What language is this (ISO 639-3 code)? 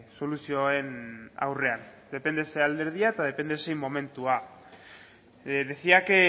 eus